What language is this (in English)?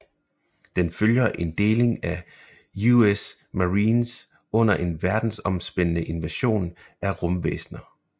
Danish